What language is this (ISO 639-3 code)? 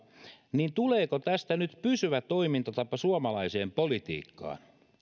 fin